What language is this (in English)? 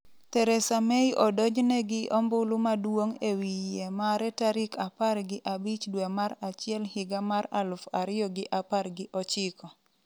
Luo (Kenya and Tanzania)